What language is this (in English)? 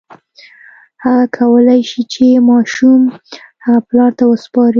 Pashto